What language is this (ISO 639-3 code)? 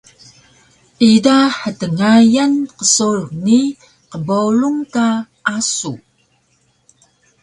trv